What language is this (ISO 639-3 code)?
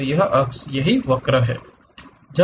hin